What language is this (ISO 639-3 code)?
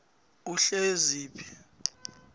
nbl